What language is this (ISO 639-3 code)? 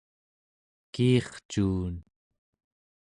esu